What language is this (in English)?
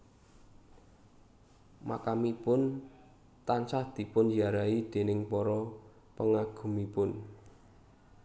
Javanese